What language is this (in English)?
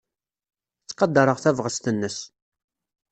Kabyle